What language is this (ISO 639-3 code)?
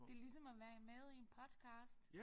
dan